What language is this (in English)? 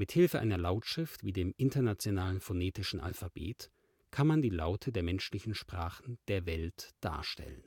German